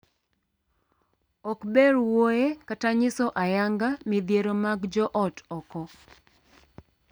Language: Luo (Kenya and Tanzania)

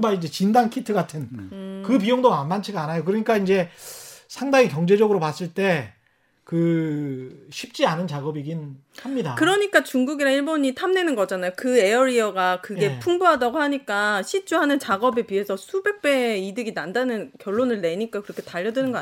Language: Korean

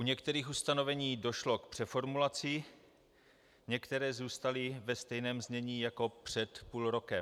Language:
Czech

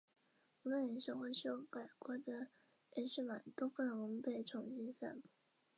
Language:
Chinese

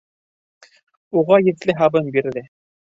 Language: Bashkir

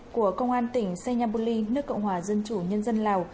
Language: Vietnamese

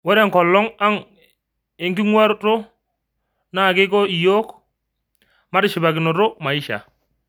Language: Masai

